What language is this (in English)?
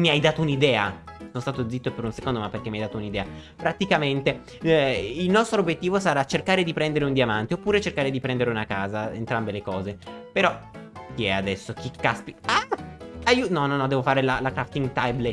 Italian